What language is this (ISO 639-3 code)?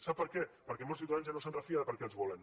cat